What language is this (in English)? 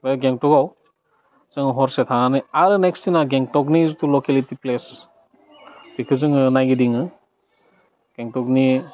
Bodo